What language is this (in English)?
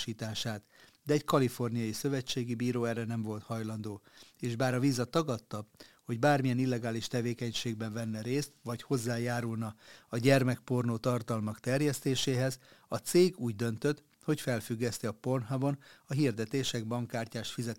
Hungarian